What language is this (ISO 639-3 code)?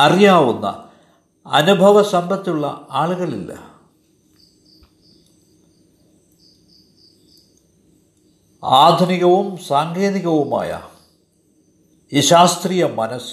mal